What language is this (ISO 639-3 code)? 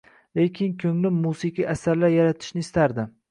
uzb